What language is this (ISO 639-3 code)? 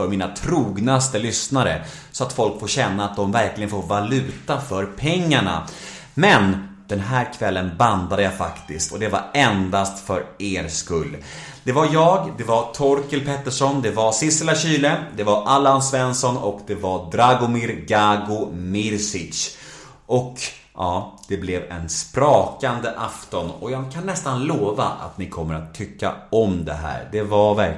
swe